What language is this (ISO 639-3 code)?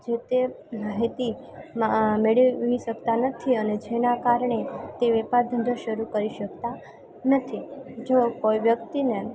guj